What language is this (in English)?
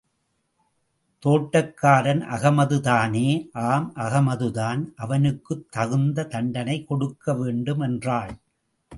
Tamil